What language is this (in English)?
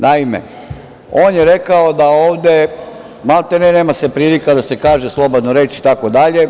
Serbian